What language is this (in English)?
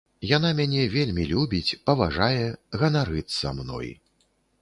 Belarusian